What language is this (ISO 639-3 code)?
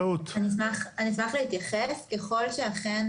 heb